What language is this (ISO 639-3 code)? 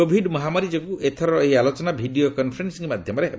ori